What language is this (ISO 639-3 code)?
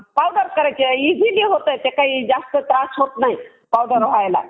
mar